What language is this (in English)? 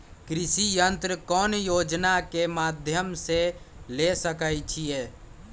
Magahi